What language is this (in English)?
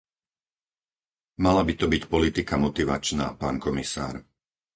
Slovak